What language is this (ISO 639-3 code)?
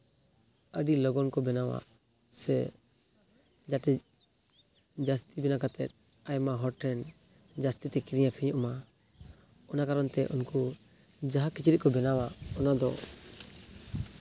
sat